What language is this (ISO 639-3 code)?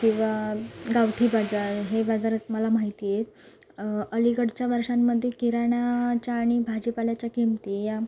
mar